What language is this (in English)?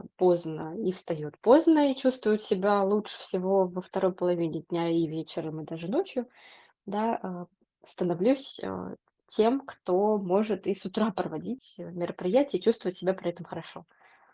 Russian